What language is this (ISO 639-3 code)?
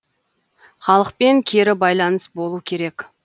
kaz